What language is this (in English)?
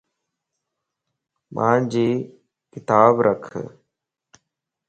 Lasi